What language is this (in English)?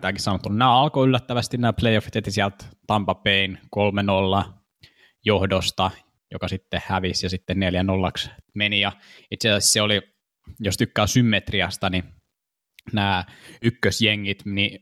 Finnish